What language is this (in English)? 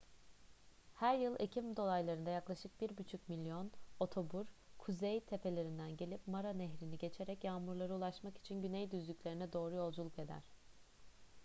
Turkish